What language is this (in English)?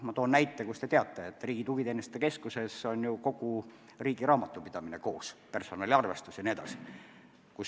Estonian